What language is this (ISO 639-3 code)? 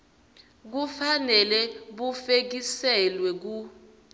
ssw